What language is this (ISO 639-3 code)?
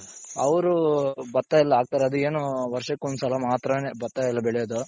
kan